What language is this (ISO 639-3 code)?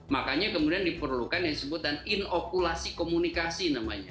ind